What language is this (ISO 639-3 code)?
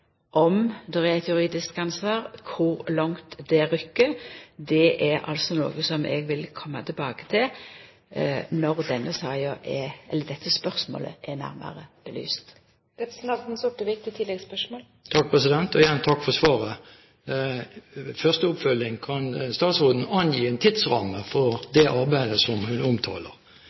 nor